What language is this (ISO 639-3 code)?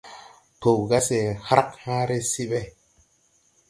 tui